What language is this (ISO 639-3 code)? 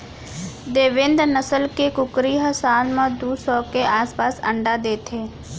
hne